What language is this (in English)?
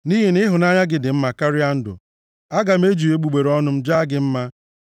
Igbo